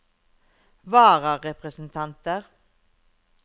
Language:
Norwegian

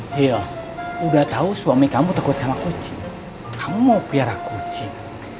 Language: Indonesian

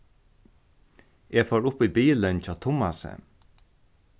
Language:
Faroese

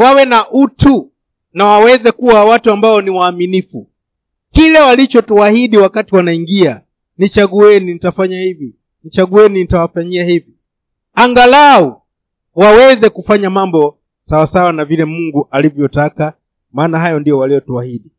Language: Swahili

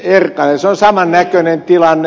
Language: Finnish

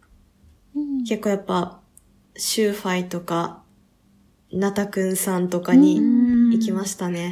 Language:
Japanese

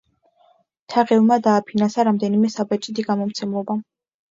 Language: Georgian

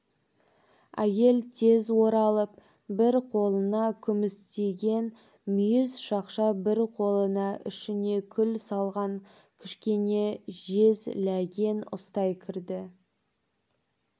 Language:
Kazakh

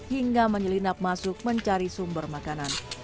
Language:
Indonesian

